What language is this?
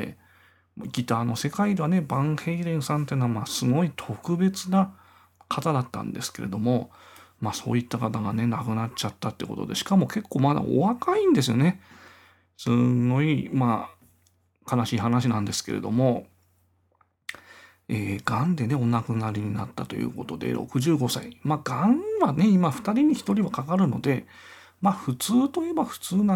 Japanese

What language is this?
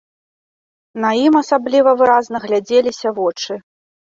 Belarusian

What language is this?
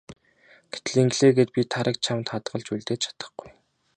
Mongolian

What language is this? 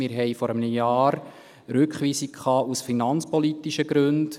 Swiss German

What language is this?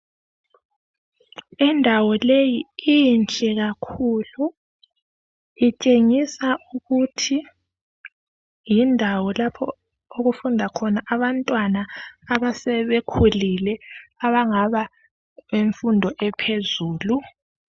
North Ndebele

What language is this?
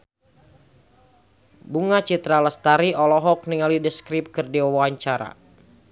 Sundanese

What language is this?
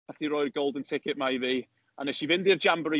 Welsh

